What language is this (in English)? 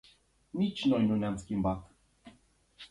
Romanian